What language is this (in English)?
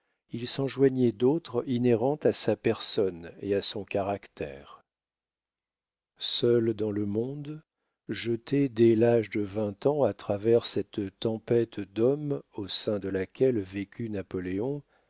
French